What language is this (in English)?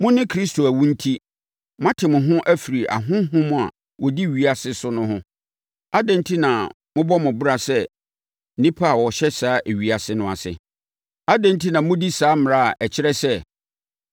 Akan